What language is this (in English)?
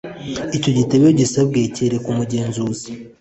Kinyarwanda